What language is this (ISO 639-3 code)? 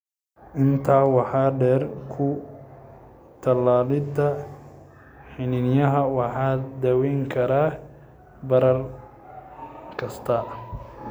som